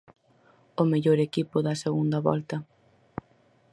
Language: Galician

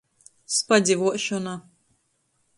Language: Latgalian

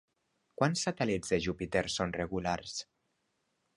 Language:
Catalan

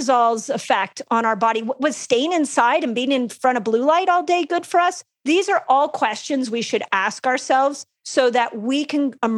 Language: English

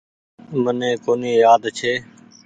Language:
Goaria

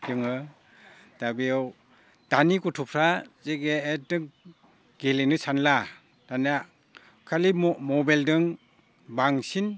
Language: Bodo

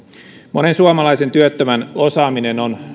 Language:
Finnish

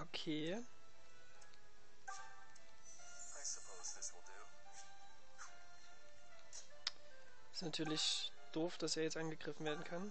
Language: German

